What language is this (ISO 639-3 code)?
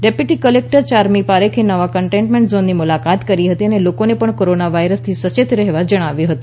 guj